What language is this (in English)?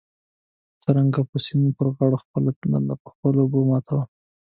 Pashto